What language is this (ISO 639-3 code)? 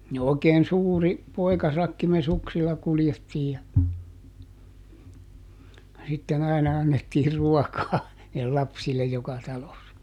fin